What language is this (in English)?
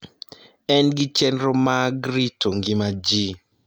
Luo (Kenya and Tanzania)